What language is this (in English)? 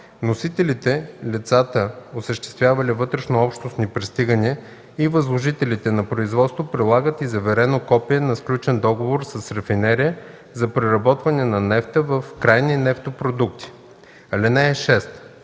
Bulgarian